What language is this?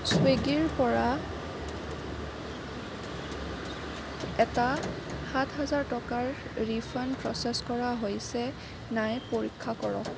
Assamese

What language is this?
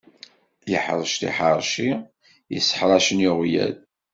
Kabyle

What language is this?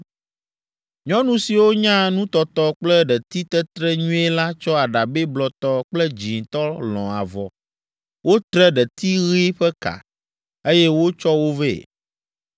Ewe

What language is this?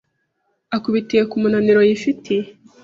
Kinyarwanda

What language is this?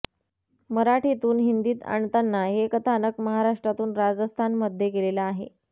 Marathi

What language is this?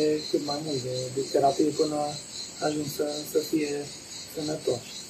Romanian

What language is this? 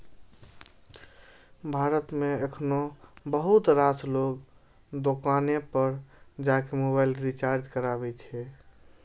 Maithili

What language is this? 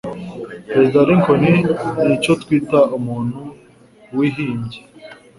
Kinyarwanda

